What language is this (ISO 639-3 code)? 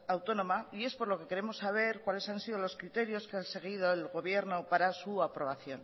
spa